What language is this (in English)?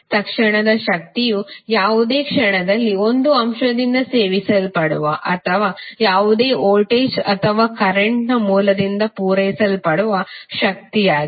Kannada